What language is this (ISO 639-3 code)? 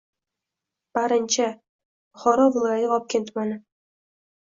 uzb